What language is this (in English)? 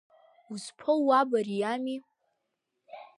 Abkhazian